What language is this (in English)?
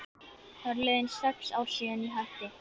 Icelandic